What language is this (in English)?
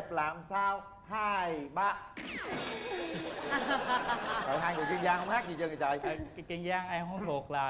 Vietnamese